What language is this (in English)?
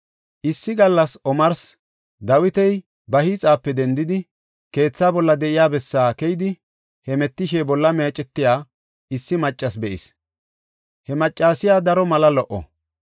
Gofa